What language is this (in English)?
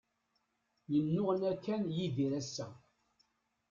Kabyle